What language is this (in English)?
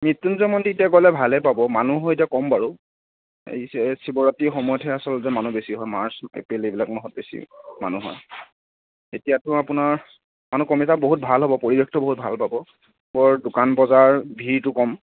Assamese